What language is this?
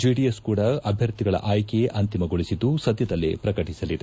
Kannada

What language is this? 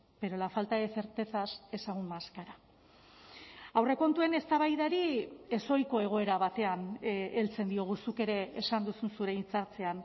Basque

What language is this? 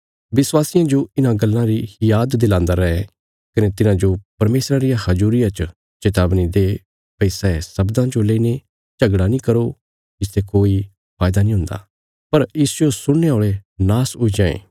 Bilaspuri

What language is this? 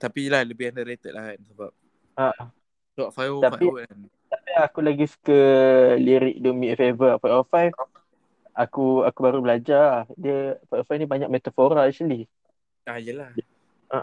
Malay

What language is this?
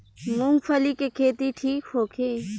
Bhojpuri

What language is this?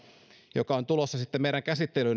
Finnish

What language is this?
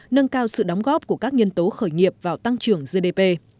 Vietnamese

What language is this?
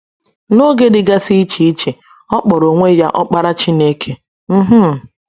Igbo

